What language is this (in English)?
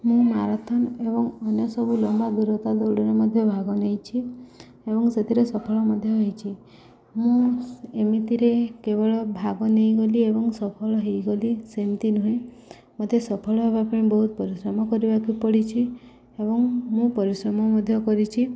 Odia